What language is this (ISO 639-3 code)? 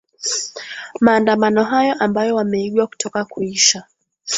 swa